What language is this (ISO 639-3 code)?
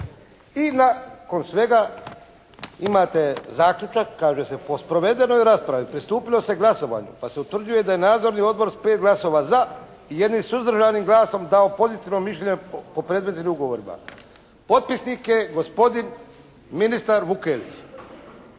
hrv